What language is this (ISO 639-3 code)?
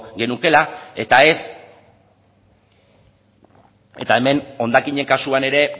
eus